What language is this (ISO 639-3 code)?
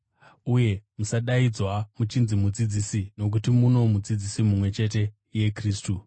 sna